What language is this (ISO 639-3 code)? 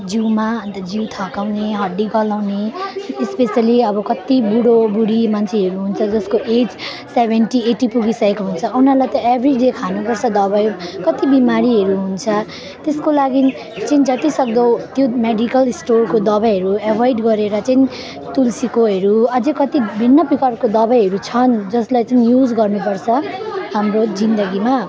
nep